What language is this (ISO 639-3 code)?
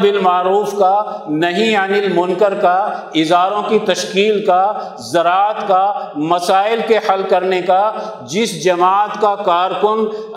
urd